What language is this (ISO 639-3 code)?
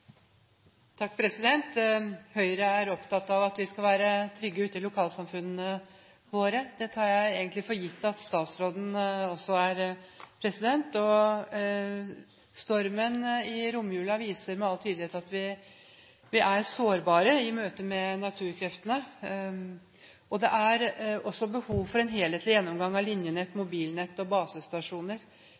nno